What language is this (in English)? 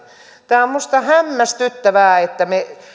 Finnish